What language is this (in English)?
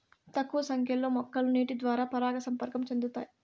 Telugu